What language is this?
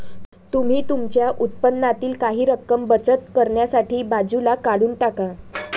Marathi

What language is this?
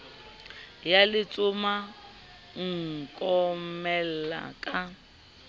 Southern Sotho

